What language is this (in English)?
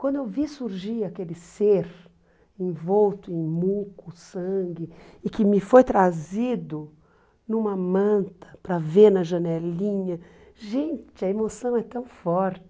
Portuguese